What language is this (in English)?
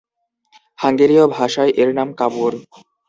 Bangla